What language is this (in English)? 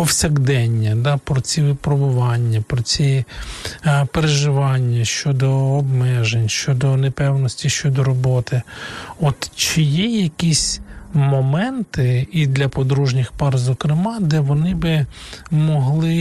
Ukrainian